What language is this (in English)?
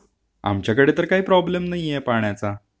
Marathi